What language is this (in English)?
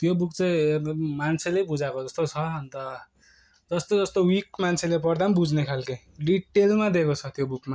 Nepali